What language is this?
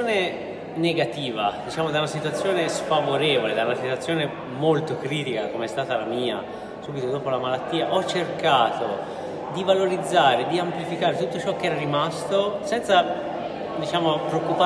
Italian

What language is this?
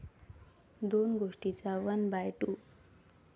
Marathi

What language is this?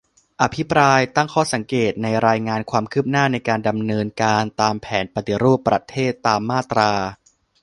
Thai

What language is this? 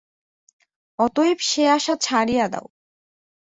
Bangla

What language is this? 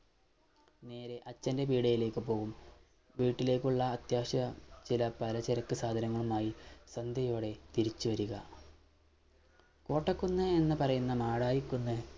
Malayalam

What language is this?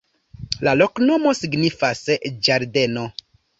Esperanto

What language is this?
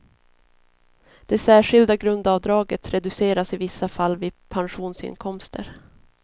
Swedish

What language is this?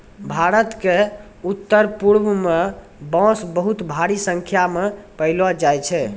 Maithili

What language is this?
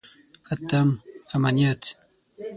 Pashto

